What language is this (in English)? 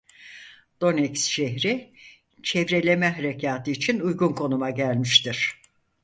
Turkish